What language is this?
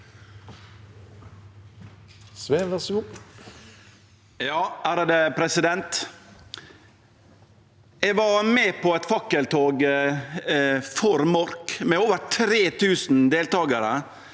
Norwegian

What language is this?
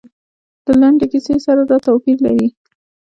Pashto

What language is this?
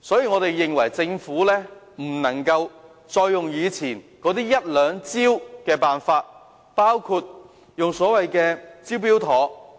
Cantonese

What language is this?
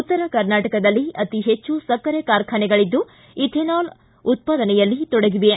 Kannada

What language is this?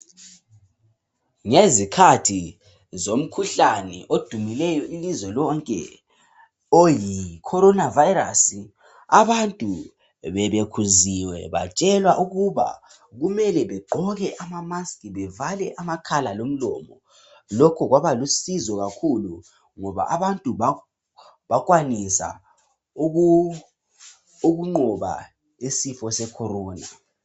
North Ndebele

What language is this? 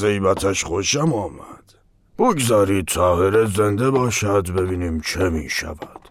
Persian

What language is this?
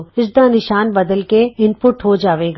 Punjabi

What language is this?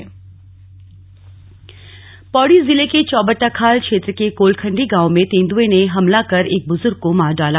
Hindi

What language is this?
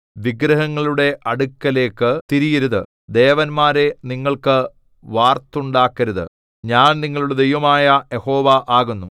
Malayalam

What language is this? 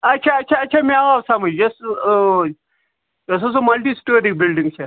Kashmiri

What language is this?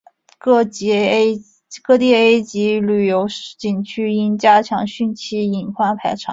Chinese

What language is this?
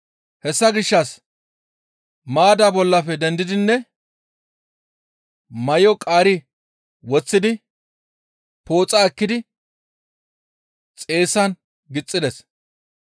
Gamo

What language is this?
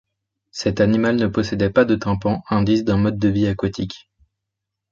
French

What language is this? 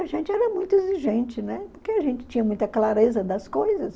Portuguese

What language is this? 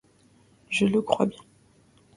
French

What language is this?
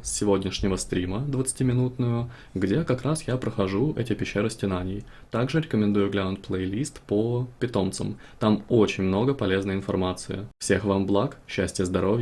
Russian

